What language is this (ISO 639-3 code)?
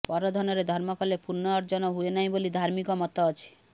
ori